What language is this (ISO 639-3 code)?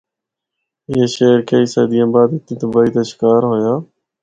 hno